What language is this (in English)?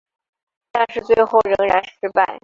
Chinese